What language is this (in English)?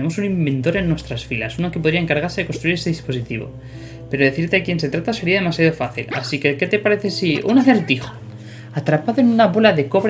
Spanish